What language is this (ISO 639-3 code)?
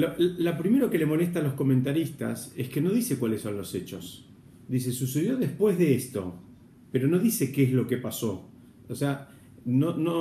spa